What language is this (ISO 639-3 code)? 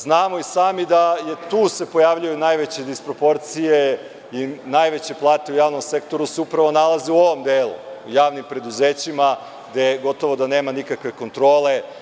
srp